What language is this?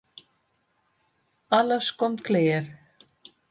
Western Frisian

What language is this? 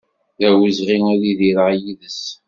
Kabyle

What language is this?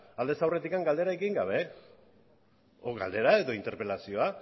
Basque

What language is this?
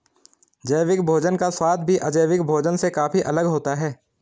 Hindi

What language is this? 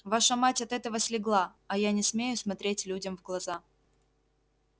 Russian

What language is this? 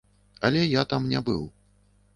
Belarusian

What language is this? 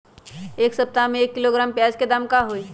Magahi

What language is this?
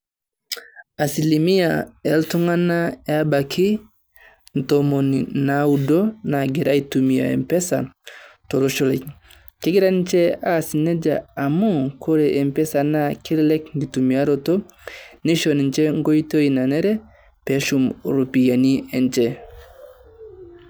Masai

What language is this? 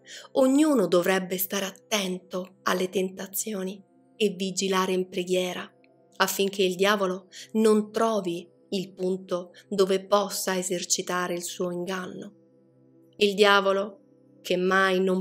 Italian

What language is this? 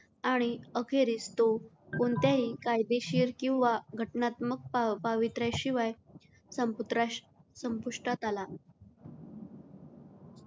Marathi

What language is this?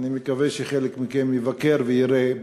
Hebrew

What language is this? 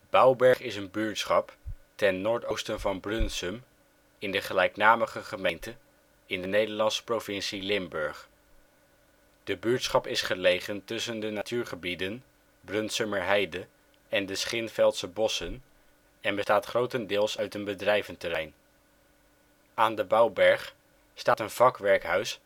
Dutch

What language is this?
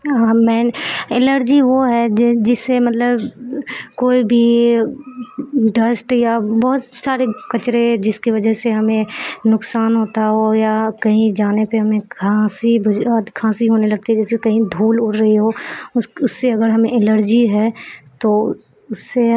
Urdu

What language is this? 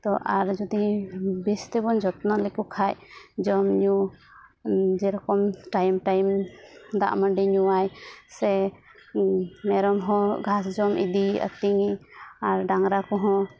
Santali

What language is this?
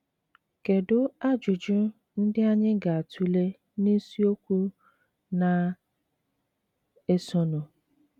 Igbo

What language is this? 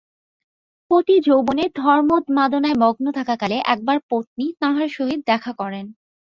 Bangla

